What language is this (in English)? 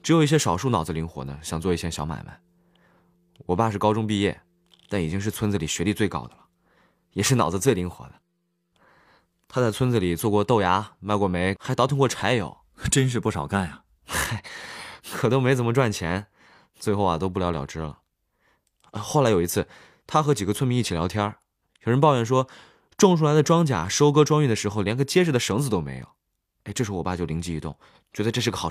Chinese